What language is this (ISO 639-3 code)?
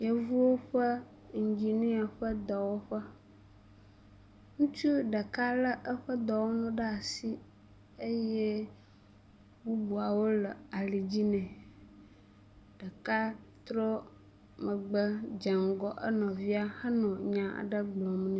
ewe